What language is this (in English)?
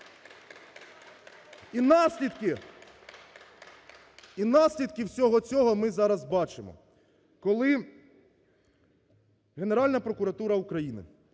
Ukrainian